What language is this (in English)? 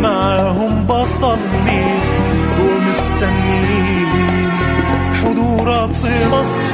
Arabic